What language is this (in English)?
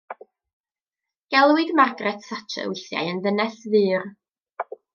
Welsh